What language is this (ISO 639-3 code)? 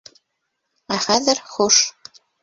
bak